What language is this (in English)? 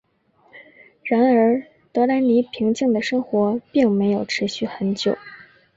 Chinese